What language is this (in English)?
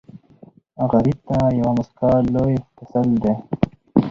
Pashto